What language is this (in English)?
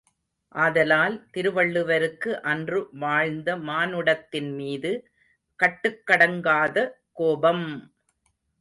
Tamil